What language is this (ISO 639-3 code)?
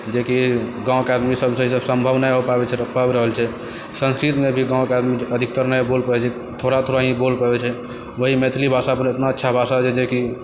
mai